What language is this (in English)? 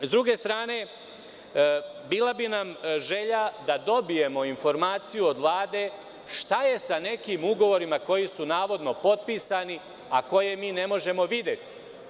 Serbian